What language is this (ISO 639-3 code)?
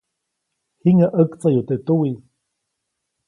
zoc